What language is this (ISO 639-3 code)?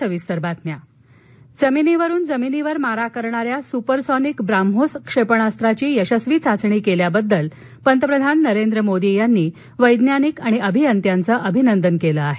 mar